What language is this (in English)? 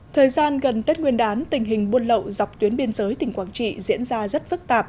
Vietnamese